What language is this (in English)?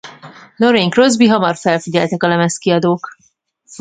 Hungarian